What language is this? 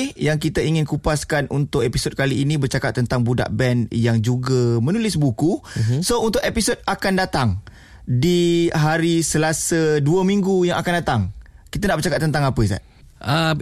Malay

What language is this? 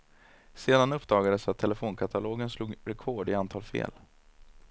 Swedish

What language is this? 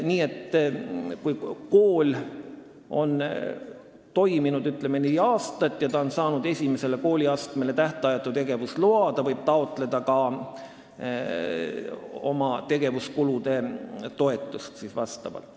Estonian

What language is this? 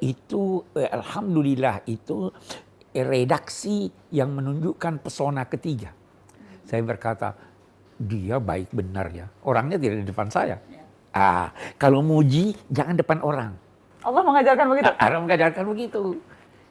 Indonesian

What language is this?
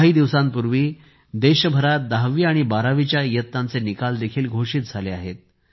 Marathi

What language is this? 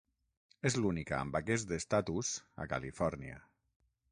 Catalan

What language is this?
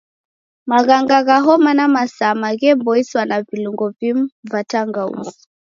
Taita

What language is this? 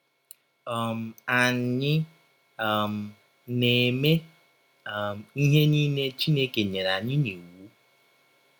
Igbo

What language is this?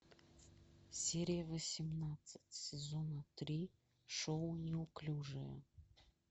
Russian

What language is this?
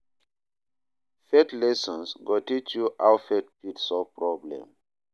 Nigerian Pidgin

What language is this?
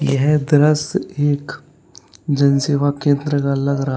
Hindi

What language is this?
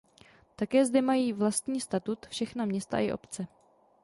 Czech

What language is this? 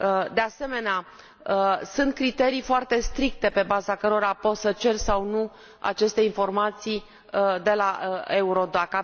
Romanian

